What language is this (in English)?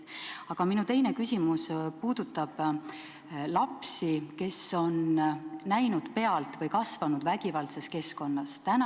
Estonian